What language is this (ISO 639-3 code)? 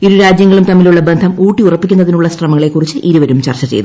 mal